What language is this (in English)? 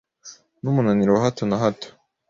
Kinyarwanda